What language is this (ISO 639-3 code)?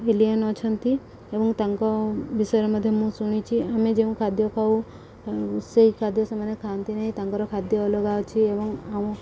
ori